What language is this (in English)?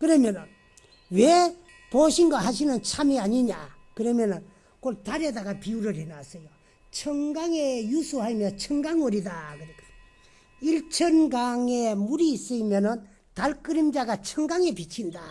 Korean